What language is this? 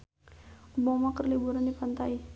Sundanese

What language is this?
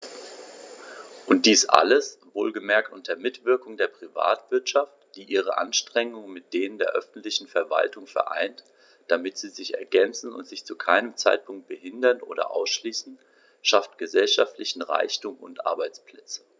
German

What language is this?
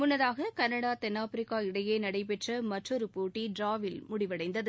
Tamil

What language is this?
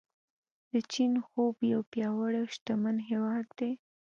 Pashto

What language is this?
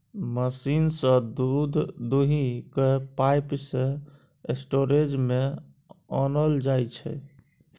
Maithili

